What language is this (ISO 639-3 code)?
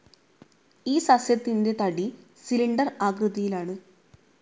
mal